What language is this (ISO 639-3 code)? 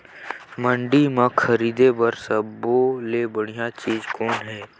hne